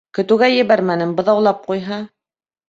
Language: Bashkir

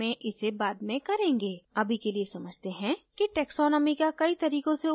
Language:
Hindi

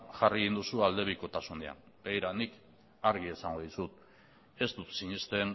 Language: Basque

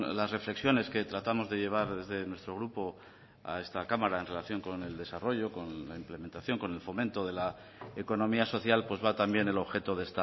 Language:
Spanish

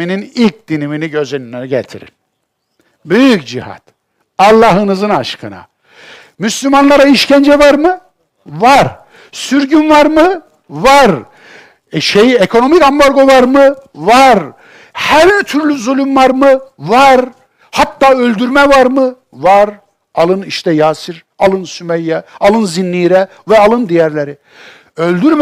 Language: Turkish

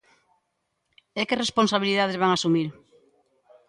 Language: Galician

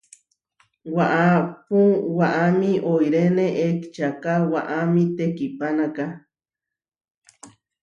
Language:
Huarijio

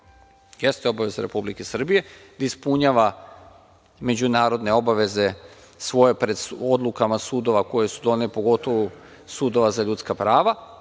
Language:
Serbian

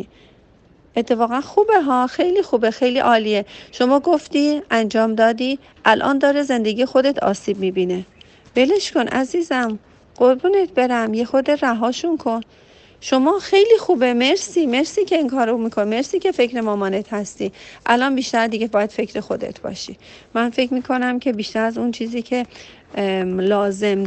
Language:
Persian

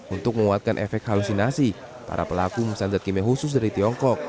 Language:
Indonesian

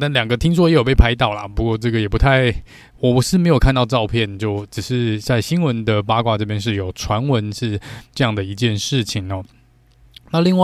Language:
Chinese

